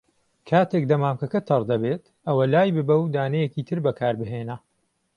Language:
Central Kurdish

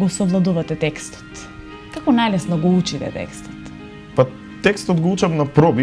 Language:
Macedonian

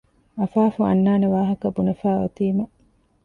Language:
Divehi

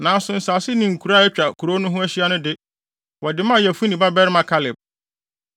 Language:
Akan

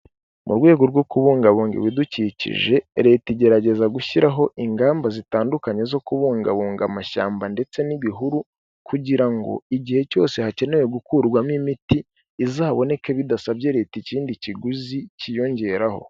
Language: Kinyarwanda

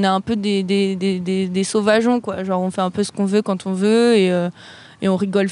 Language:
French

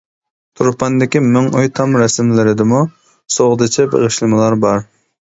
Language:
Uyghur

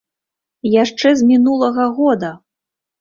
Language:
Belarusian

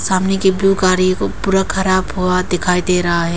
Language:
Hindi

